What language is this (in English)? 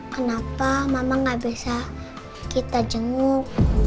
Indonesian